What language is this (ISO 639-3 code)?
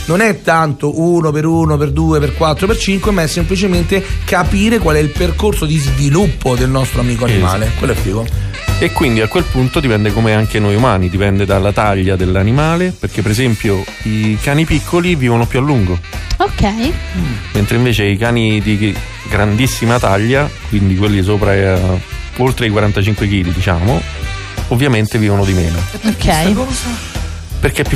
ita